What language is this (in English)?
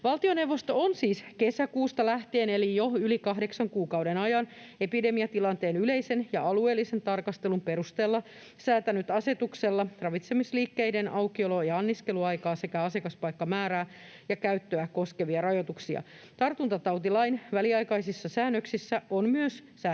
Finnish